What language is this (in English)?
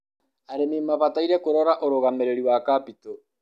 Kikuyu